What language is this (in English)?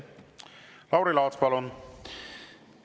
Estonian